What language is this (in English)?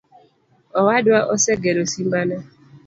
Luo (Kenya and Tanzania)